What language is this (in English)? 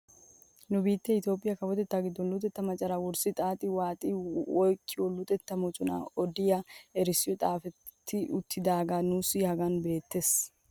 Wolaytta